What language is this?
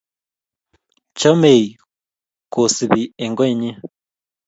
Kalenjin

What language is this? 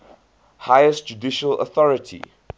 English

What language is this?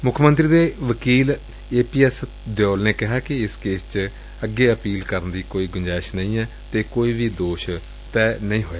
Punjabi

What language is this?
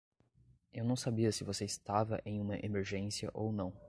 Portuguese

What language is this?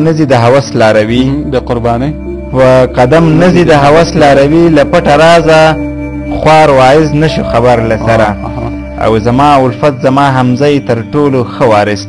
Arabic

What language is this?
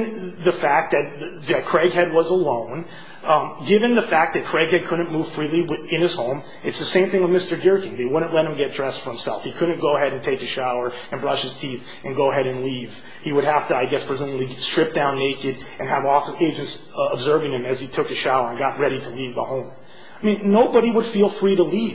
English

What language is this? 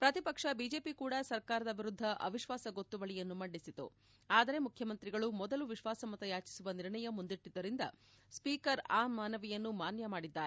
Kannada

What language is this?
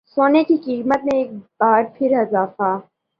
Urdu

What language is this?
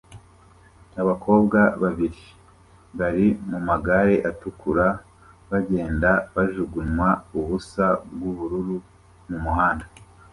Kinyarwanda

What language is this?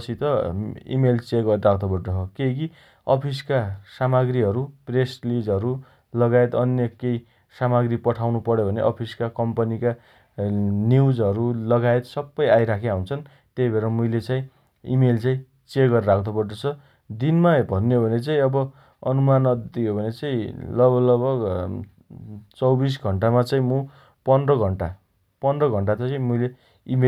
Dotyali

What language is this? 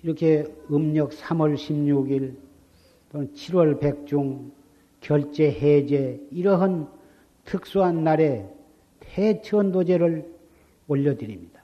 Korean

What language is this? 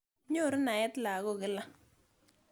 Kalenjin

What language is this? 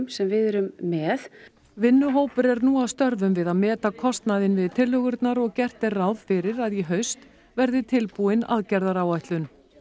Icelandic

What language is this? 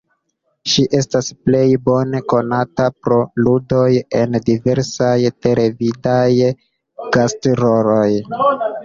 Esperanto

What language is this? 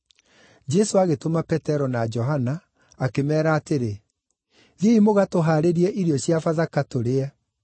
Kikuyu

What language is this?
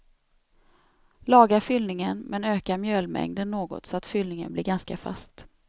Swedish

